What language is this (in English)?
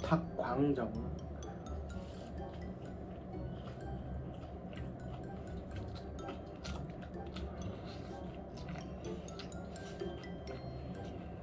Korean